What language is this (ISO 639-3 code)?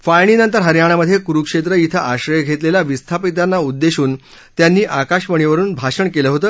mar